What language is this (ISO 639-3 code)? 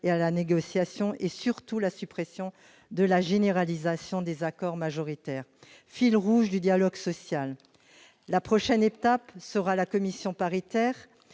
fra